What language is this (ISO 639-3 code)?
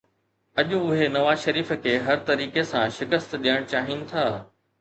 snd